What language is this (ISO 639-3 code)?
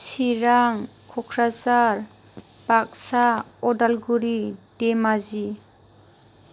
brx